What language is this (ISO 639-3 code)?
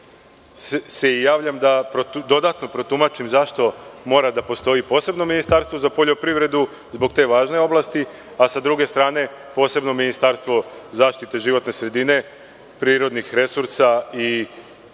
srp